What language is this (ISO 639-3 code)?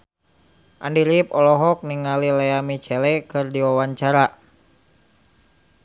sun